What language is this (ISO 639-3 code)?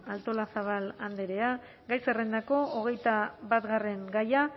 eus